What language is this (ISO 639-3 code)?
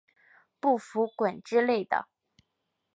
zho